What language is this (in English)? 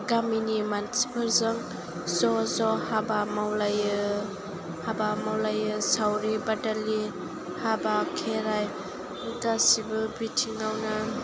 Bodo